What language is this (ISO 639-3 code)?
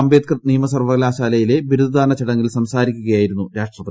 mal